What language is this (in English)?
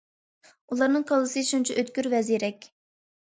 Uyghur